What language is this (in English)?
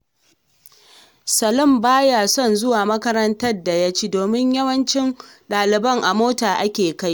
Hausa